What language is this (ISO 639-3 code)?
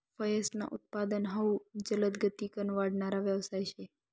mar